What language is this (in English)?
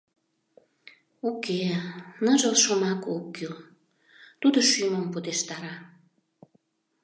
Mari